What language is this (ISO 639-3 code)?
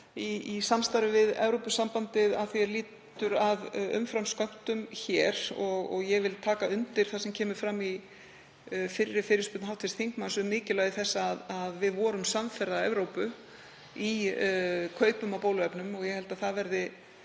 isl